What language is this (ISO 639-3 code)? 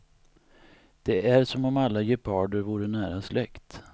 swe